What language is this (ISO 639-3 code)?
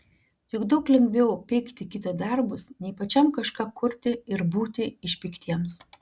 lit